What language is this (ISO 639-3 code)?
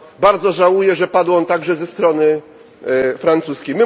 pol